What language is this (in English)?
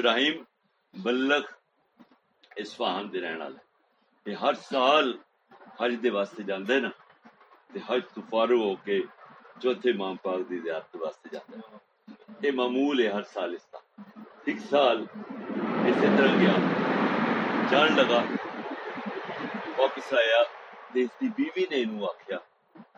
Urdu